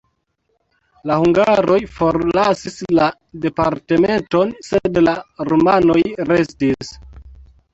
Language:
Esperanto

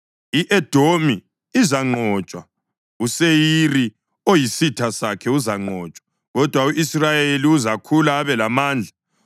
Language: North Ndebele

